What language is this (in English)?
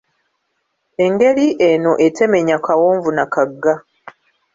Ganda